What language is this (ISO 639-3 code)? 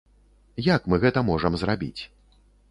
bel